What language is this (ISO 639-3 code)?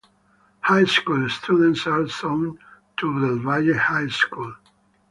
eng